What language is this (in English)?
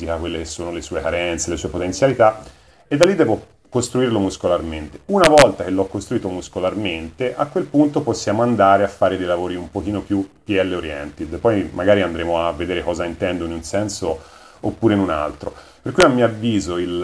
Italian